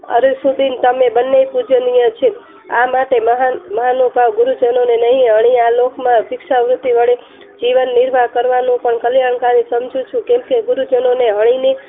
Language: Gujarati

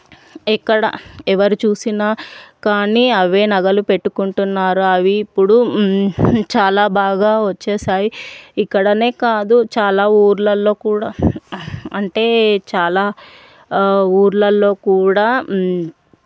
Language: Telugu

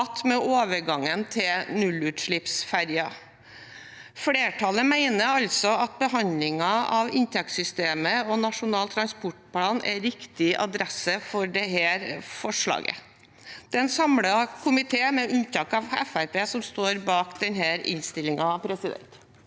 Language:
Norwegian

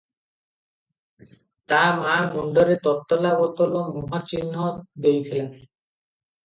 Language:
Odia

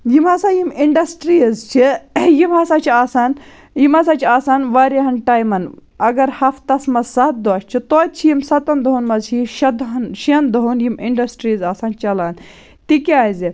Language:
Kashmiri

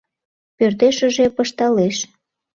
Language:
Mari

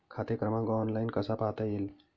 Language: Marathi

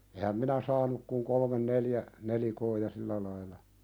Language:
Finnish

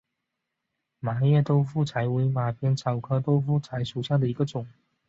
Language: Chinese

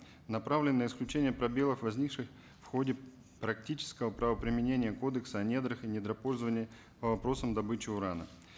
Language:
Kazakh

